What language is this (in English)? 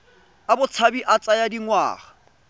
Tswana